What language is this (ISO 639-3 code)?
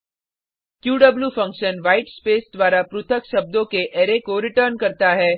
hin